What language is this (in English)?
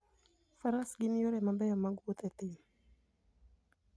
Luo (Kenya and Tanzania)